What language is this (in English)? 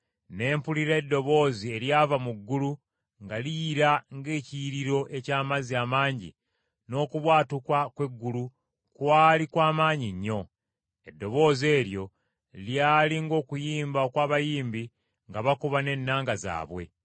Ganda